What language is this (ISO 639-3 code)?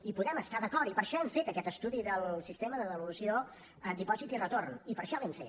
cat